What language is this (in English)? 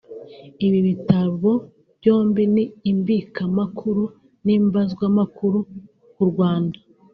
Kinyarwanda